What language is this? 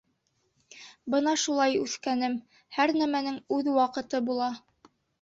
Bashkir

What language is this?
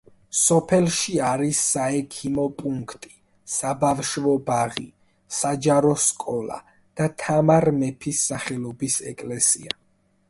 Georgian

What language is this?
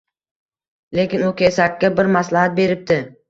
Uzbek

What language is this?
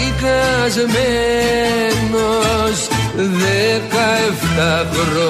Greek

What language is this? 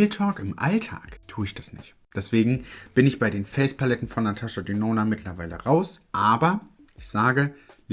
German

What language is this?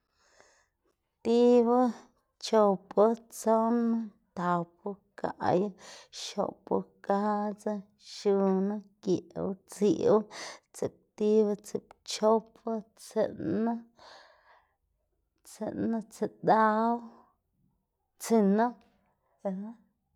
Xanaguía Zapotec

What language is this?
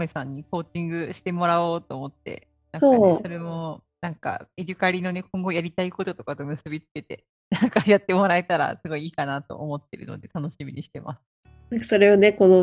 Japanese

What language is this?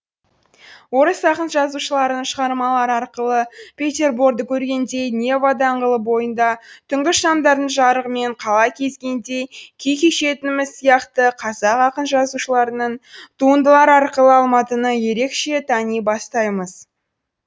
Kazakh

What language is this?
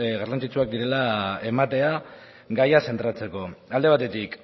Basque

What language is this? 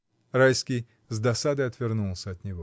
Russian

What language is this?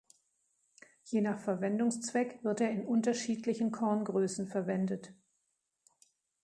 German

